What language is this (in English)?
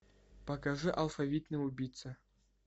Russian